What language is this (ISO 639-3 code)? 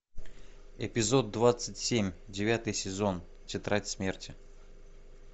rus